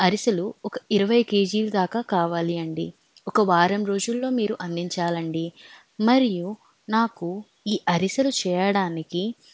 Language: Telugu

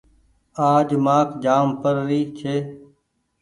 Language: Goaria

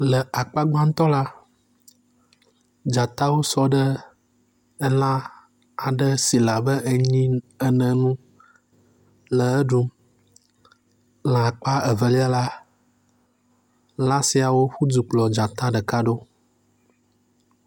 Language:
Ewe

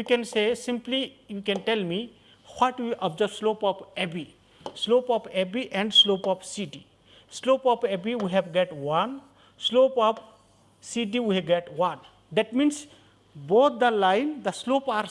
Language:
English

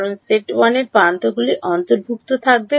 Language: Bangla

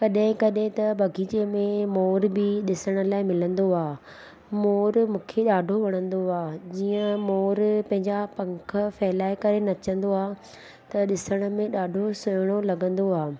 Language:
Sindhi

